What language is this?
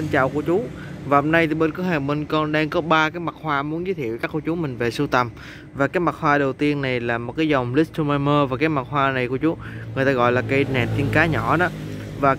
Vietnamese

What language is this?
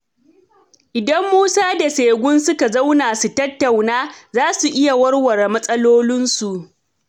Hausa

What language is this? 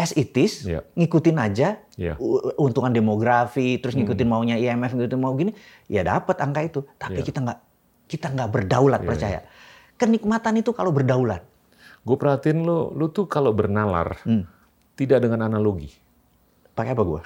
Indonesian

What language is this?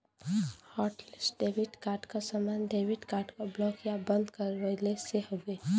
Bhojpuri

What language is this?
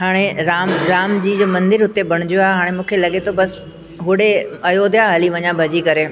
Sindhi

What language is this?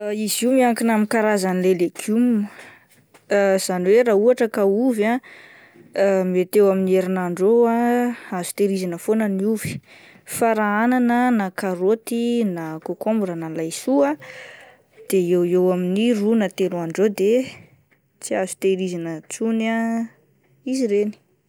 Malagasy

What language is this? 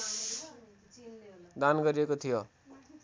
Nepali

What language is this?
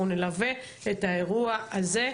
Hebrew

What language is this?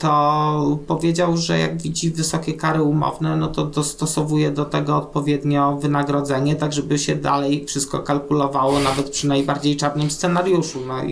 Polish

